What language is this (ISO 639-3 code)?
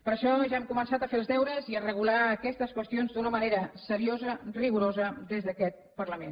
cat